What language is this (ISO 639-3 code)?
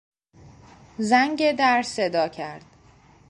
fas